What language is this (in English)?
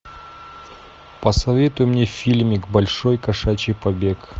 Russian